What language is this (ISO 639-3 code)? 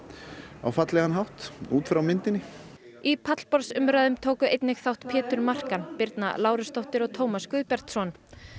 isl